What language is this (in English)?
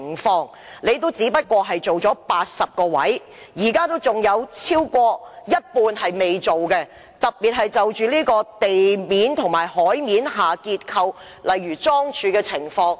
Cantonese